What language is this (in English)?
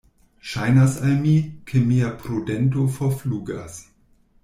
Esperanto